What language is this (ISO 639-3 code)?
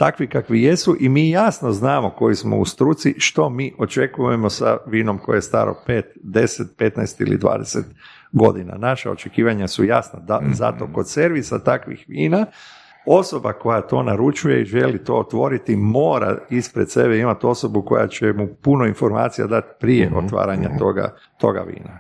hrv